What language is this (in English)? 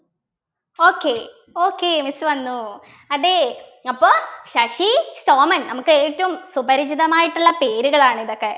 Malayalam